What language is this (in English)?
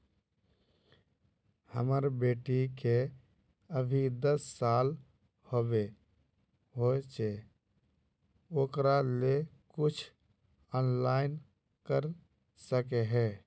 Magahi